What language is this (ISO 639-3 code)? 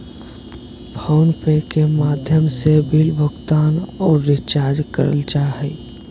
mag